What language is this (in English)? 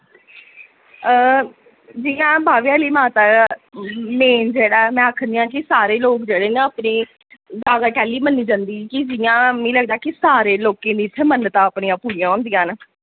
Dogri